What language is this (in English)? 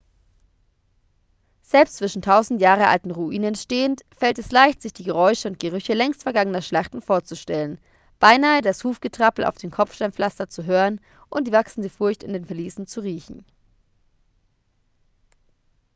German